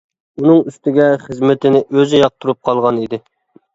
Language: Uyghur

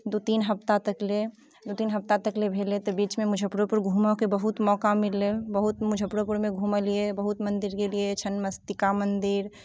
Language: Maithili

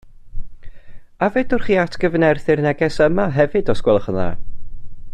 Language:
Welsh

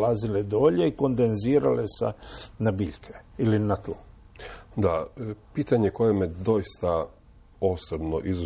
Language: Croatian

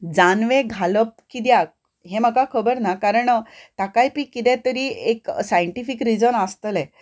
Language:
Konkani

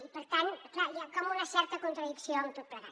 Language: Catalan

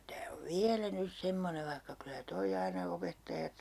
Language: Finnish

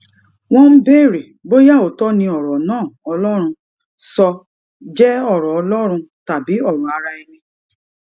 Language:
Yoruba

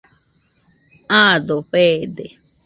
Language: Nüpode Huitoto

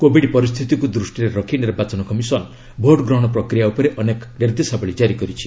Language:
Odia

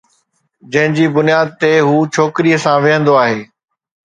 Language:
Sindhi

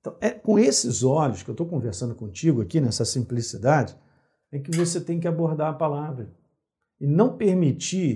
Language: Portuguese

